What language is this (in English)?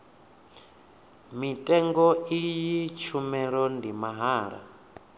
Venda